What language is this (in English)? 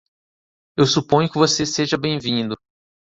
Portuguese